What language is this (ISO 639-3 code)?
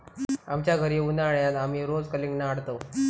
mar